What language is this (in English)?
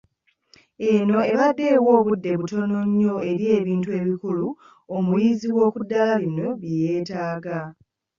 Ganda